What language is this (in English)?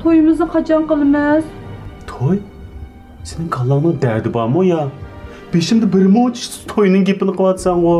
Turkish